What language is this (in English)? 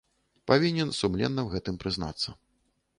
Belarusian